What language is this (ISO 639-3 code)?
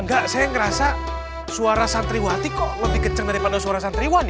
ind